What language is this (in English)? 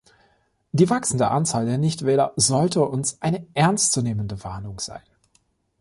German